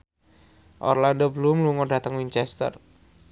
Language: Javanese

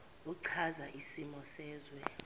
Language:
Zulu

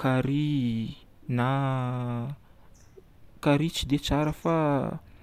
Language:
Northern Betsimisaraka Malagasy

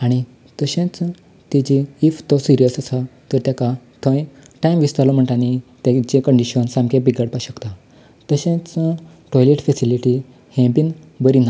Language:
Konkani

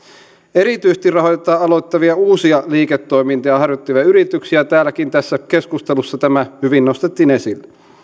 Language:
Finnish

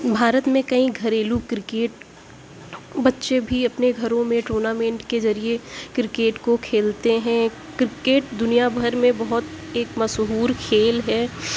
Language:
Urdu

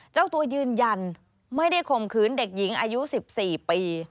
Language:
Thai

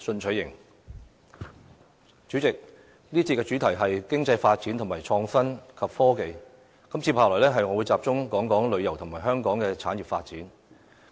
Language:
Cantonese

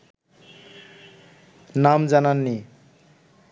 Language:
Bangla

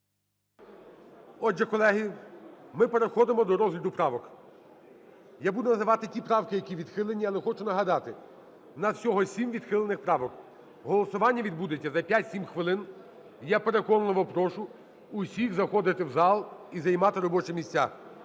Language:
Ukrainian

